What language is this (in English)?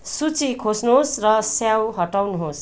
Nepali